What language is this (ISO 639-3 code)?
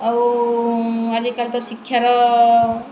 ori